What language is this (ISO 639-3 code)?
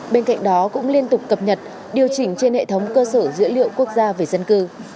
vie